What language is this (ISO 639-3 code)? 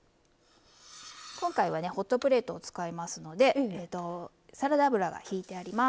jpn